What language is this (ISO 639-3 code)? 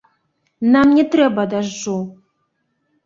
bel